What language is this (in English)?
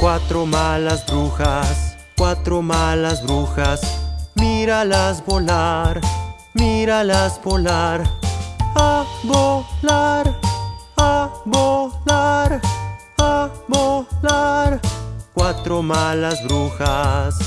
Spanish